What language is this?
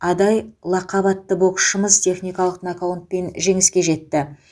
Kazakh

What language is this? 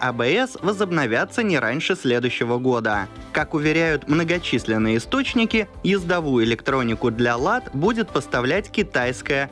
Russian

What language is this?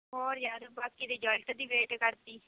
Punjabi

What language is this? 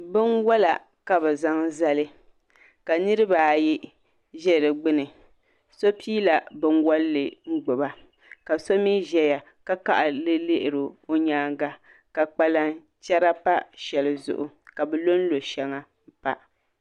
Dagbani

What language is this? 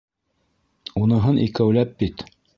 Bashkir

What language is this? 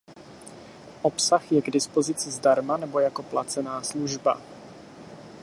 Czech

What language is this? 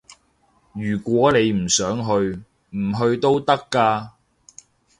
Cantonese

